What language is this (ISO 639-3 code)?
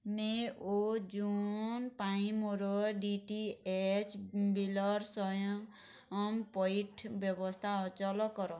ori